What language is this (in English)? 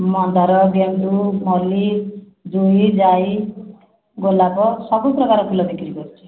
Odia